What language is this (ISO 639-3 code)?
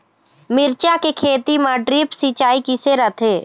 hne